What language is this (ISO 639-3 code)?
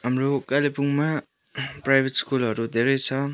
nep